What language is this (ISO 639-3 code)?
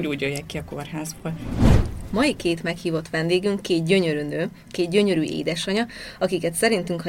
hun